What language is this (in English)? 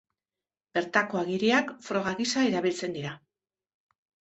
Basque